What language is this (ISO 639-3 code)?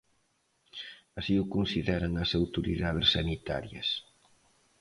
glg